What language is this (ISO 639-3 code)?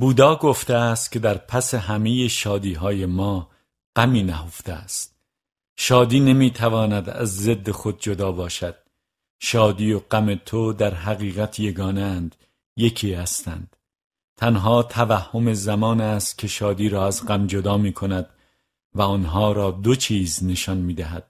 fas